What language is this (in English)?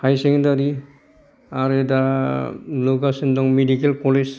Bodo